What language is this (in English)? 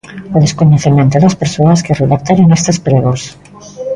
Galician